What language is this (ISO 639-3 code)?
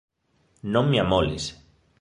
glg